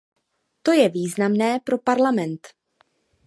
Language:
Czech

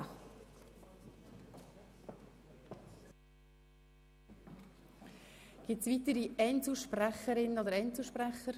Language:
Swiss German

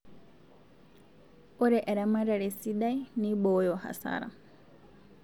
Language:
Masai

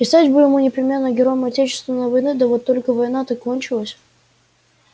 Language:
Russian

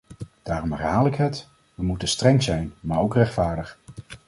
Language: Dutch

